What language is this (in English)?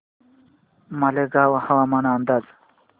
Marathi